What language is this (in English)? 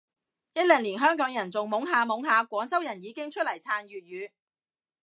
Cantonese